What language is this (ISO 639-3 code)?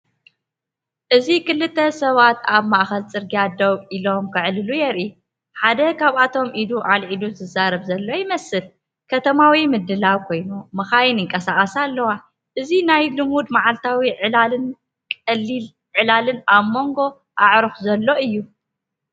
tir